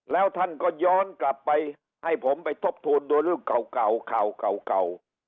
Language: Thai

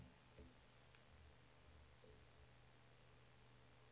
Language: Swedish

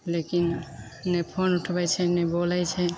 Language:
Maithili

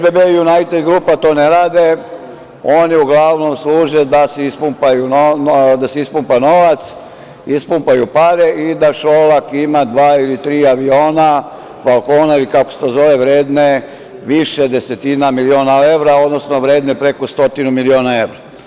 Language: Serbian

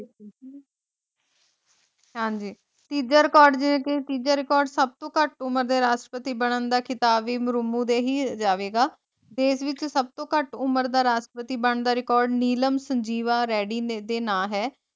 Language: Punjabi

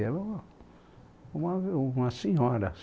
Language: Portuguese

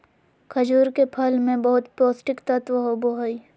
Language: Magahi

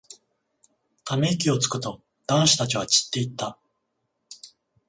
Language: Japanese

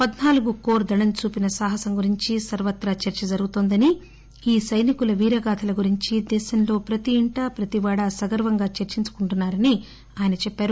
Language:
Telugu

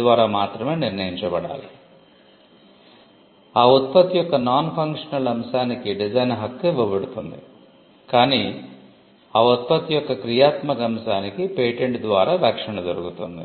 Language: Telugu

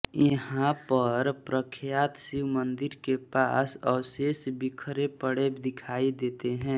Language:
Hindi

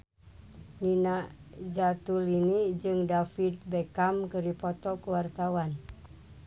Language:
Sundanese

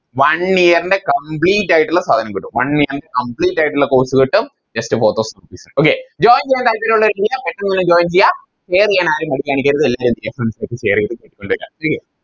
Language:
Malayalam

